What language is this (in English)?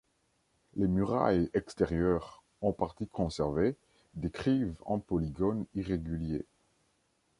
French